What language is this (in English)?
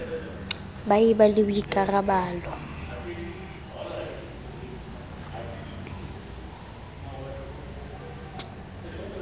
Southern Sotho